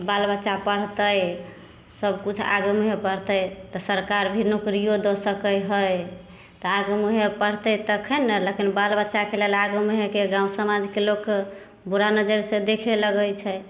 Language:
Maithili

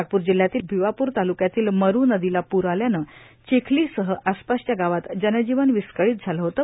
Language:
Marathi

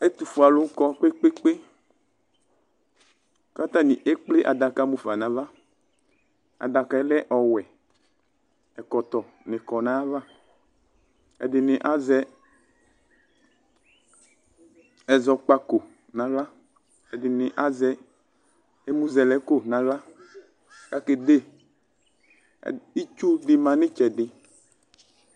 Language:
Ikposo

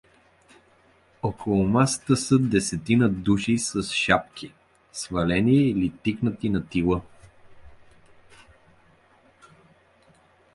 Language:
Bulgarian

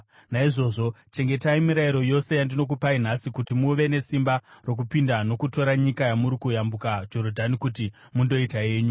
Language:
Shona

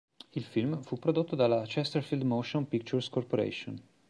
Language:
Italian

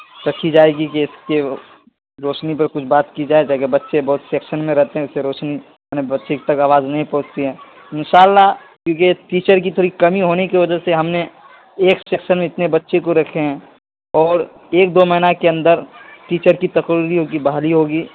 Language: Urdu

